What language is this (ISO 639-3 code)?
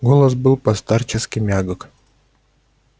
rus